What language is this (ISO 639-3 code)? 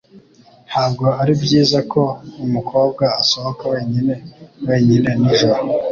kin